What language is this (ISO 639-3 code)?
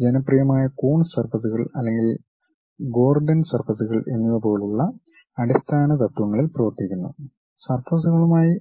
mal